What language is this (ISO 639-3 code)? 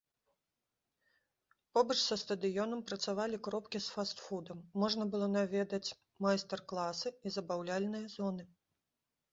bel